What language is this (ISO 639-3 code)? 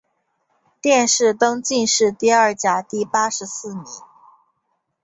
zho